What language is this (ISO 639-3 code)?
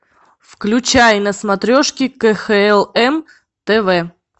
rus